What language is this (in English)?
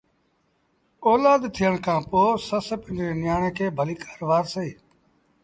Sindhi Bhil